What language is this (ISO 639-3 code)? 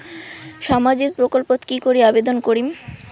ben